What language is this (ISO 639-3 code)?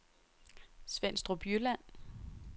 dan